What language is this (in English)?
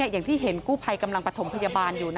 Thai